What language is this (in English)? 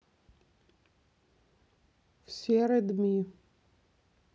Russian